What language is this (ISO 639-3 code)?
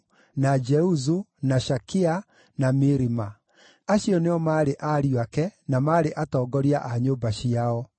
kik